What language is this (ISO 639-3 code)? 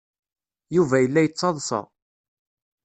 kab